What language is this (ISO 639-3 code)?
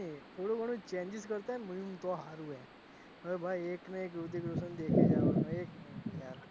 guj